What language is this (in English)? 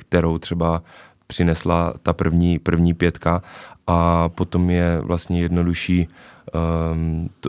Czech